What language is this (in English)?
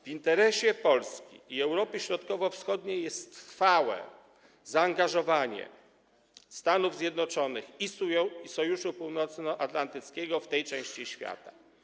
Polish